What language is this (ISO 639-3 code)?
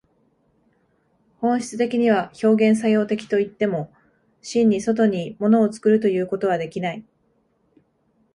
jpn